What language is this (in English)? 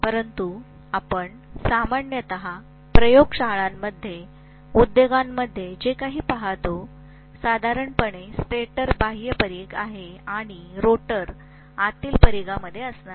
Marathi